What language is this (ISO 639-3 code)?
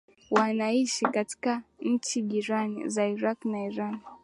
swa